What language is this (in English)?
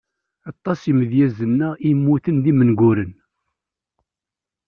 Kabyle